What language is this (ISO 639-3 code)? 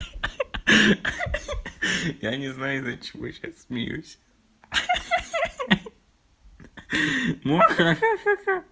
rus